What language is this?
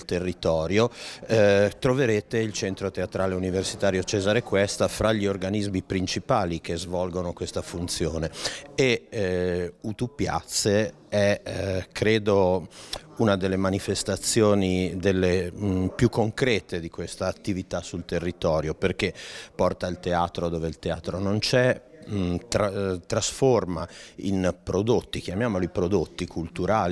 Italian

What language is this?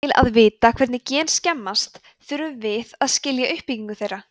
Icelandic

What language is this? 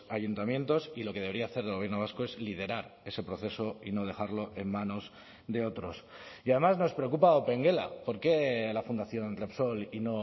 Spanish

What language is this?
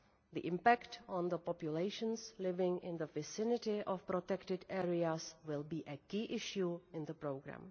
English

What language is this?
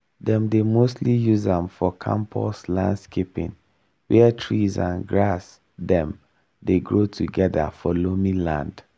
Nigerian Pidgin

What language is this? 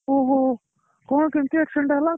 Odia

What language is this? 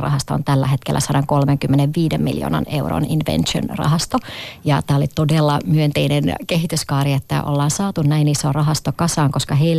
Finnish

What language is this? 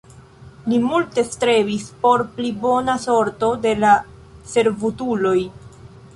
Esperanto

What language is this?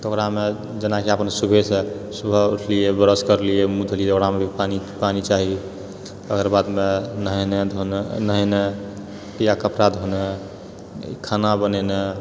Maithili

